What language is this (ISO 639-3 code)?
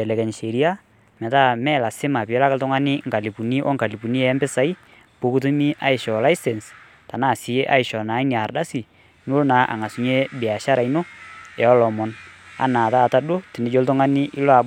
mas